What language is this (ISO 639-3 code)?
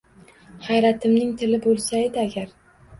uzb